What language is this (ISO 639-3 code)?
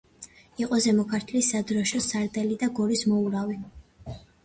kat